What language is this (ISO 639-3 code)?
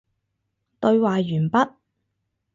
yue